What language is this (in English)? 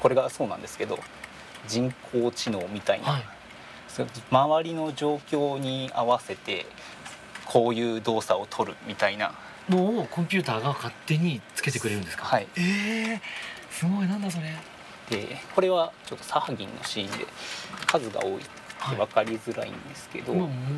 Japanese